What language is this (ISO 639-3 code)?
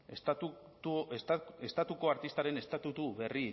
eus